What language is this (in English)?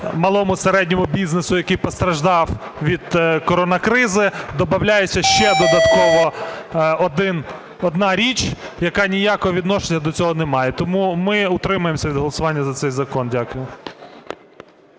Ukrainian